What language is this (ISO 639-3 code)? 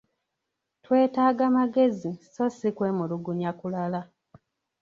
lug